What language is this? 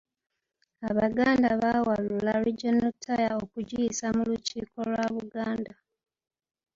Ganda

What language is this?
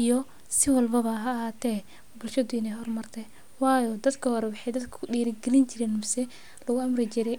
Somali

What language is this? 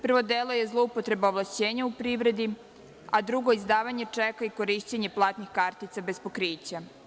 Serbian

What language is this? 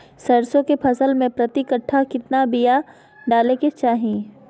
Magahi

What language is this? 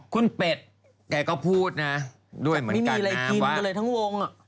Thai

